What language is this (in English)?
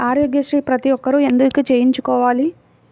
Telugu